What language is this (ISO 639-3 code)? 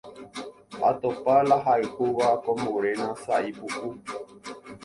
grn